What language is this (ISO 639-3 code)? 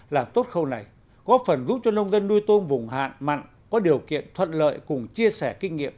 vie